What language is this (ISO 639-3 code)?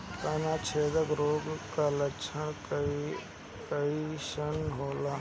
bho